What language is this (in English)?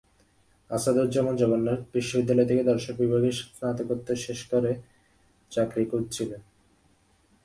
Bangla